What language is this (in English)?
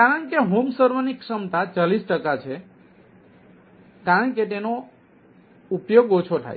Gujarati